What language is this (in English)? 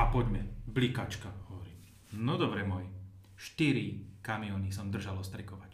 Slovak